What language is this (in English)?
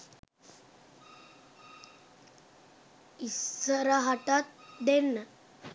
Sinhala